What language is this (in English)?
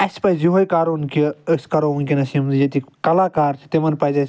Kashmiri